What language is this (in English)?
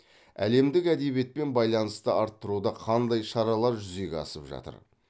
Kazakh